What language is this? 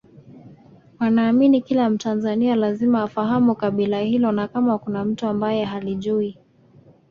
Swahili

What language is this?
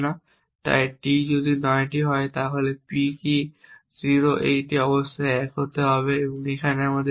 Bangla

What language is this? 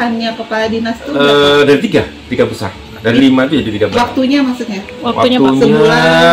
Indonesian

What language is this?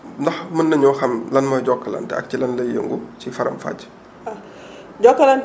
Wolof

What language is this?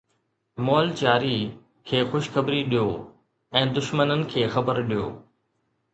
Sindhi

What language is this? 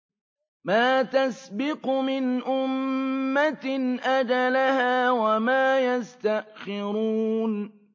Arabic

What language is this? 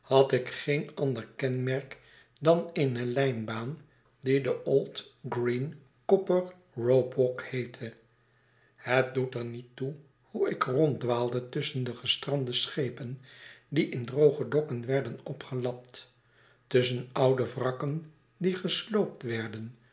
Dutch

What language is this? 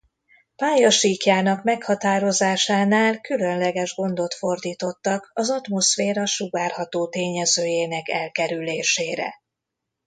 Hungarian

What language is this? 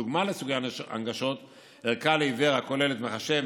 Hebrew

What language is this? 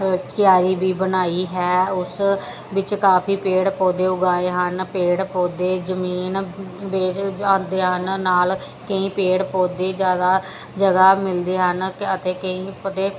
Punjabi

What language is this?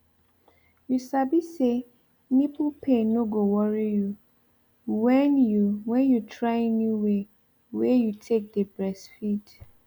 Nigerian Pidgin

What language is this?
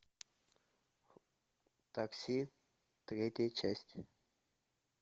Russian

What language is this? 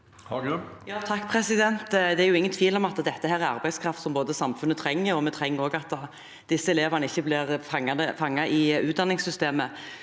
Norwegian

